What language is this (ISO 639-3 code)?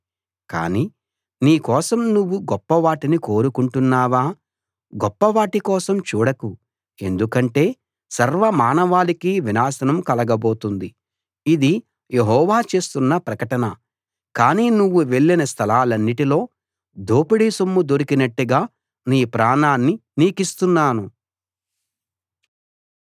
tel